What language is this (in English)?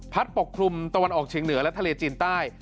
Thai